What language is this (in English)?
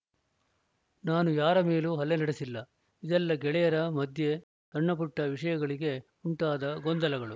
Kannada